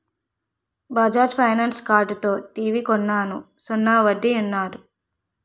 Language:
Telugu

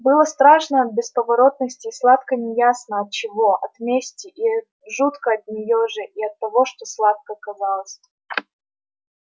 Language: Russian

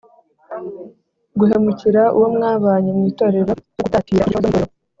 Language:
Kinyarwanda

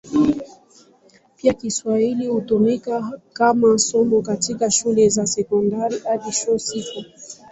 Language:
Swahili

